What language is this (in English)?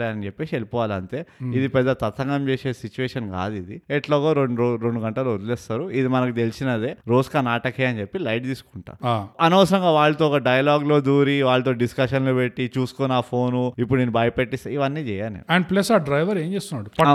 Telugu